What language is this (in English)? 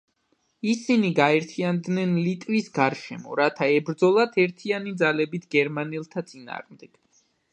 Georgian